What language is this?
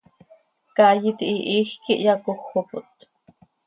Seri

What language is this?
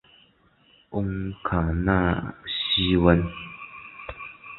Chinese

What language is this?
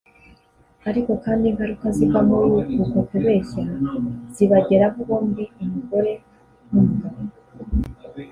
Kinyarwanda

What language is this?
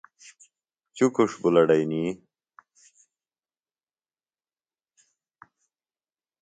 Phalura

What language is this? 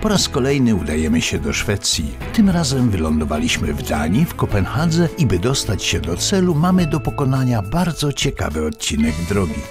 Polish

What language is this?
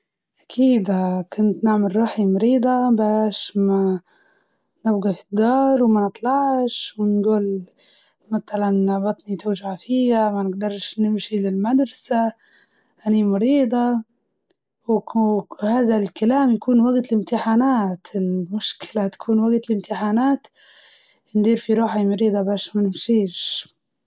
Libyan Arabic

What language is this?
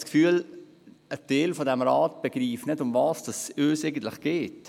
Swiss German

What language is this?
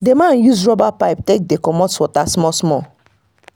Nigerian Pidgin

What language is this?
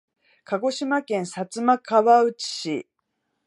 Japanese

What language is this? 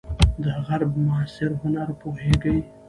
Pashto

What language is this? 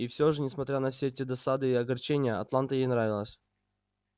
Russian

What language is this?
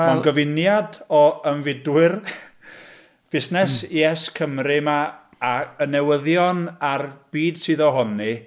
Welsh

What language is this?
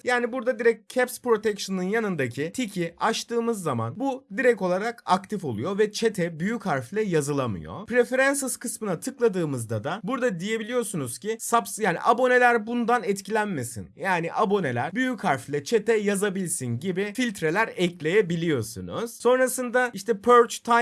Turkish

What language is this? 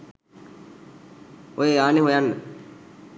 Sinhala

